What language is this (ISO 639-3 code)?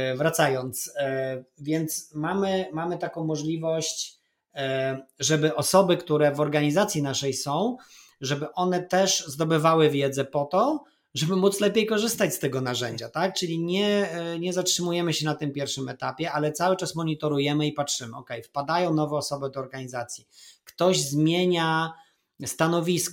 pol